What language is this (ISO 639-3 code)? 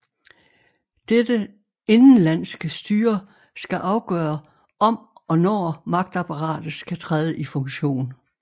dan